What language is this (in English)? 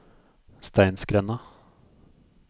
Norwegian